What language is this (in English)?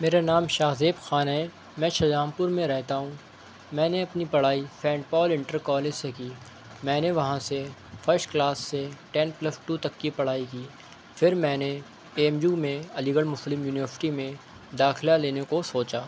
Urdu